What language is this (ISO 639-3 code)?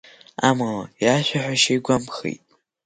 abk